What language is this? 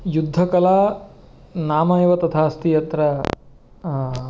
Sanskrit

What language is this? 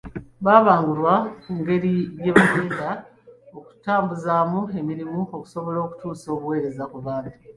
Ganda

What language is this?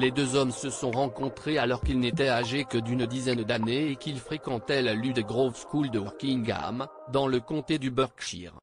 French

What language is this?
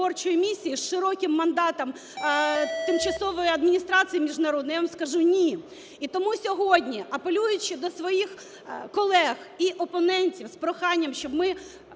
Ukrainian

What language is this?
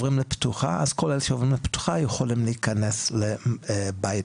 Hebrew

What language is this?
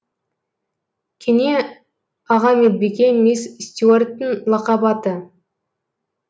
Kazakh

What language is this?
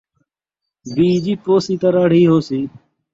Saraiki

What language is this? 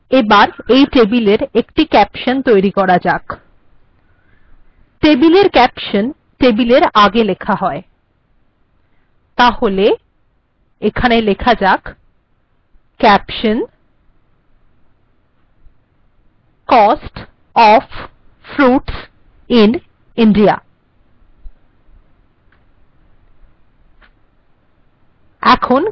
Bangla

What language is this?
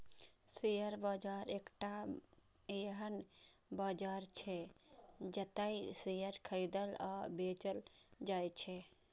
Maithili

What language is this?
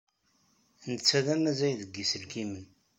Kabyle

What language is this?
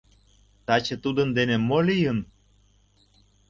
Mari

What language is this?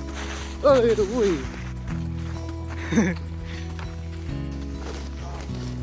Arabic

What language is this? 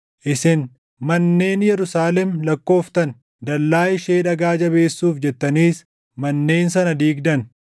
Oromo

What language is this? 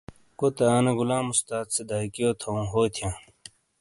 Shina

